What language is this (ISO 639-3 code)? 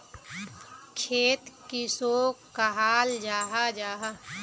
mag